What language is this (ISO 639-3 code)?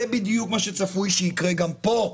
heb